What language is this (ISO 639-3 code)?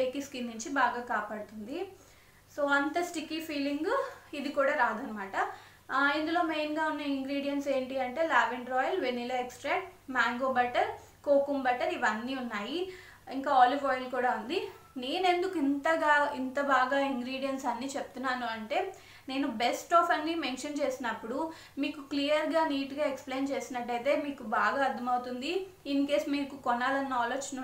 tel